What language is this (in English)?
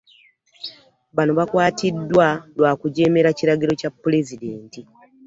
Ganda